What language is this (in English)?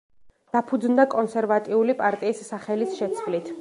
Georgian